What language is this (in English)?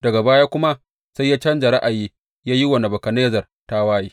Hausa